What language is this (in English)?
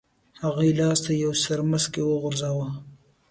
Pashto